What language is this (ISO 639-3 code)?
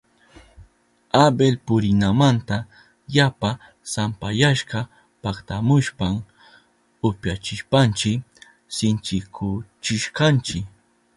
qup